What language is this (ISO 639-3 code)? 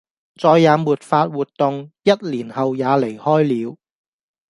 yue